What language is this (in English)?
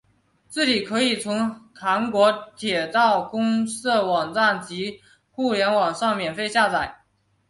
Chinese